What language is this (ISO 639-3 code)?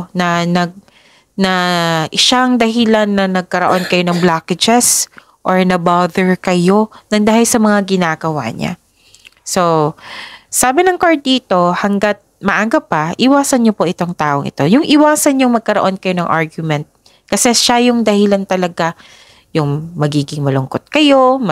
fil